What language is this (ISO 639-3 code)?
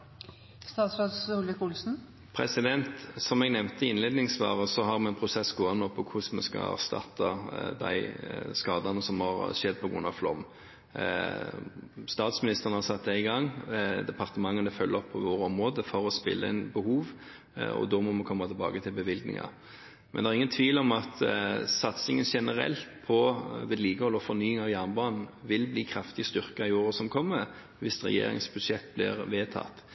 nor